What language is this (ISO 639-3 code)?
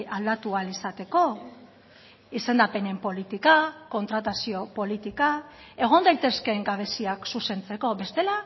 eus